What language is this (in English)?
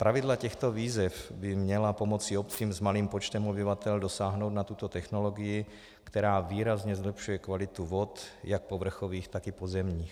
Czech